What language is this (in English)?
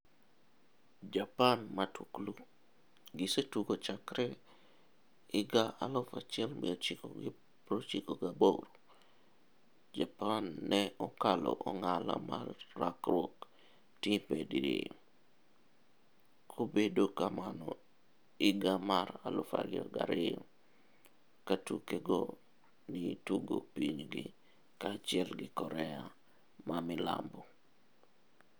Luo (Kenya and Tanzania)